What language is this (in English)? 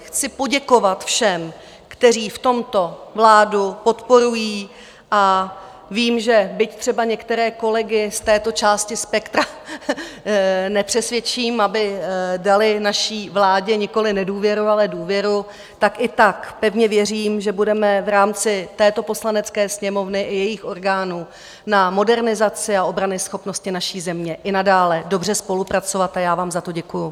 Czech